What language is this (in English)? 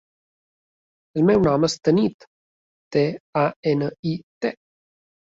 Catalan